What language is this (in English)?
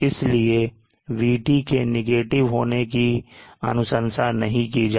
Hindi